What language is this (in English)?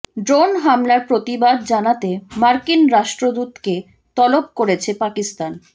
Bangla